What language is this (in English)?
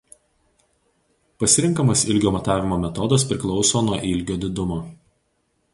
Lithuanian